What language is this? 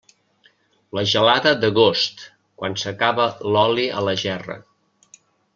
Catalan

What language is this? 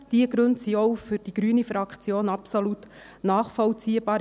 Swiss German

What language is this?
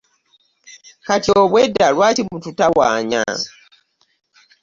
Ganda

